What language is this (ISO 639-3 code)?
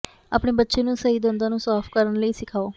pan